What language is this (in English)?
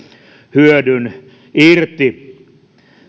Finnish